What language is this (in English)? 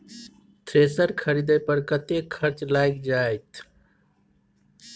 Maithili